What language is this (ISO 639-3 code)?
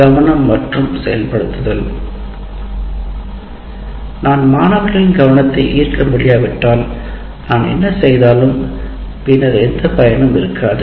tam